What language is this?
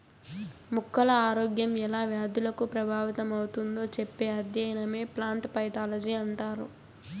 Telugu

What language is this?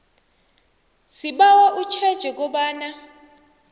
South Ndebele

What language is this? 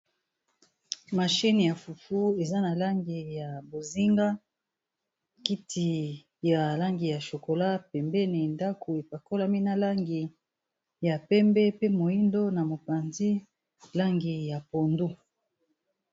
Lingala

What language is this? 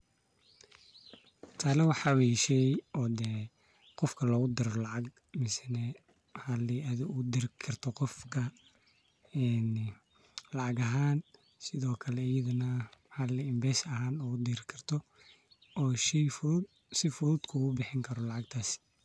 Somali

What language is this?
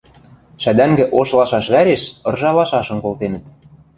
Western Mari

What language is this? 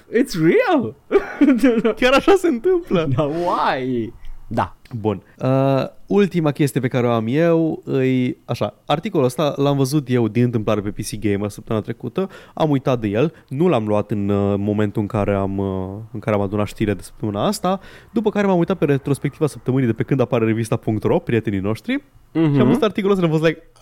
Romanian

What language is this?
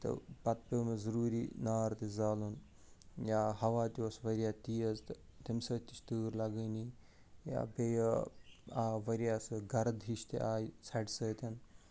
Kashmiri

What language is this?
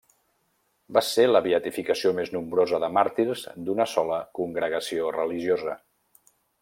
Catalan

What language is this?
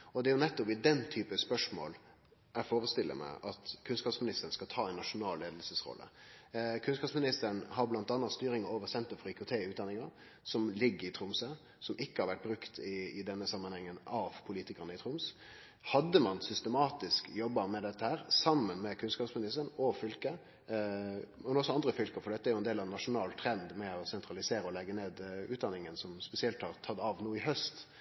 Norwegian Nynorsk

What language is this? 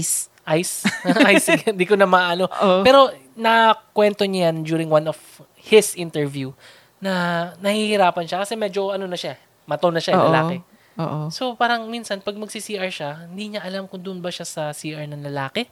Filipino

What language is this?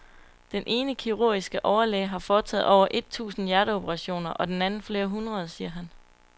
Danish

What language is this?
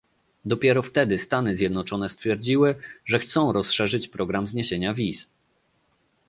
Polish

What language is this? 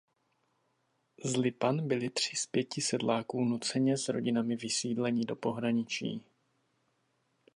Czech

